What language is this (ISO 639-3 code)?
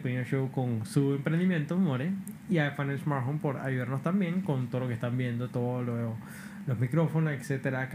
spa